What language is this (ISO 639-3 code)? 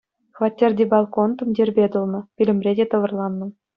chv